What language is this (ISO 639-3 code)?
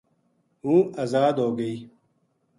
gju